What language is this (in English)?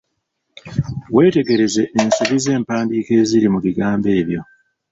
Ganda